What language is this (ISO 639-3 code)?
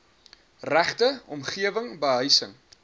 afr